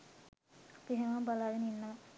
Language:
Sinhala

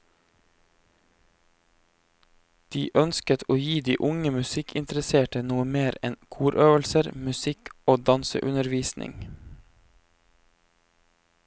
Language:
Norwegian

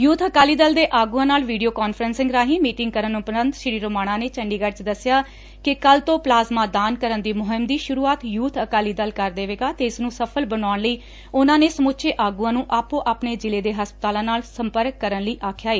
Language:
Punjabi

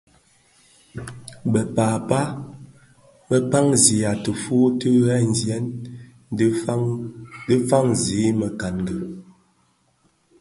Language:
Bafia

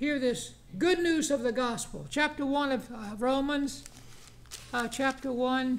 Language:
English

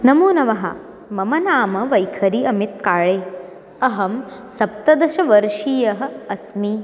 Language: Sanskrit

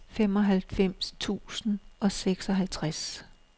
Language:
Danish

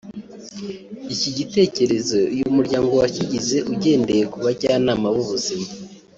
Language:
Kinyarwanda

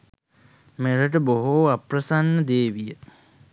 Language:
Sinhala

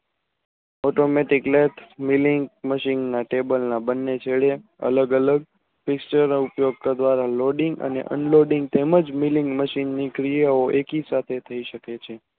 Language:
Gujarati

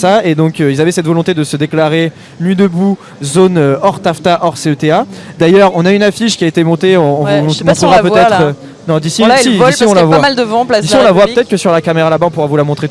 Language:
French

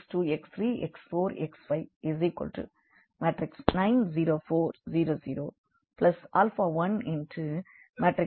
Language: Tamil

